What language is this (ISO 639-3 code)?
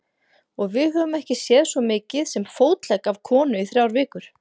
isl